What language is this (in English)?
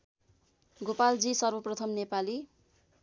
Nepali